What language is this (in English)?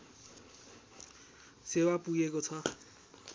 Nepali